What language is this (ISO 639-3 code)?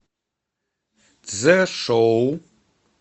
rus